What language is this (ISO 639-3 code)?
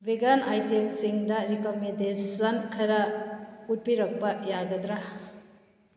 mni